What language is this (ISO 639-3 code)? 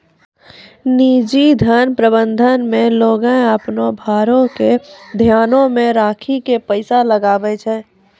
mai